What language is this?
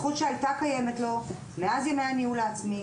Hebrew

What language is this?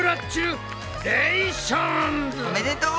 Japanese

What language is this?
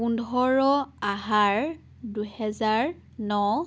Assamese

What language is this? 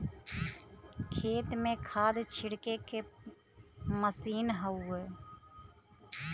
Bhojpuri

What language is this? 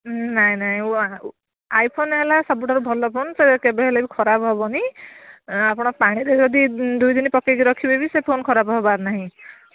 Odia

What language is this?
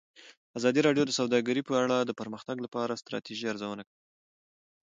Pashto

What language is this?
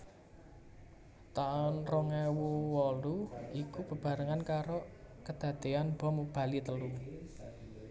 Javanese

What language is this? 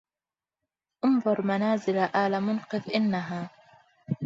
Arabic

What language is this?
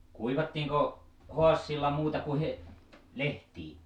Finnish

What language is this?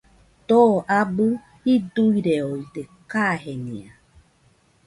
Nüpode Huitoto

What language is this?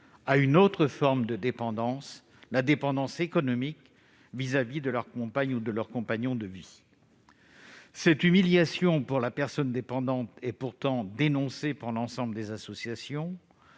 French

